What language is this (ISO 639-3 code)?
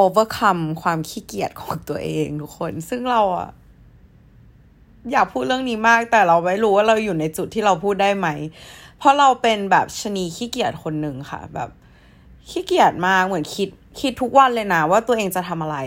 tha